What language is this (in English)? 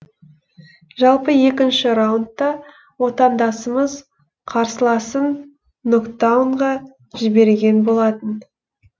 Kazakh